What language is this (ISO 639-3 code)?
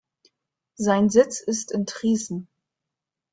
deu